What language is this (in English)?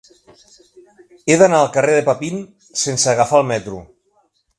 Catalan